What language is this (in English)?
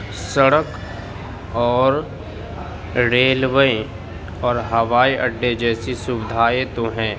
Urdu